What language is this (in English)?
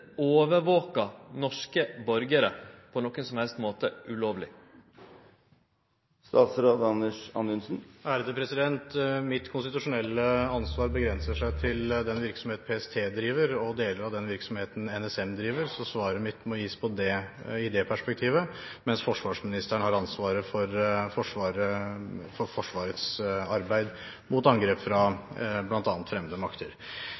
Norwegian